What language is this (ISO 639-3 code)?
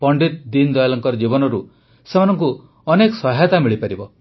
ori